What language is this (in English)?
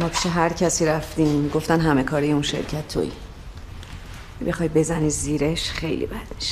Persian